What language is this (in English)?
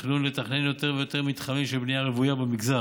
Hebrew